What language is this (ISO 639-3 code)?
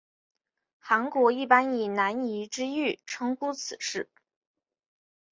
zho